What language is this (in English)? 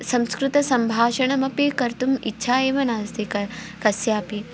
Sanskrit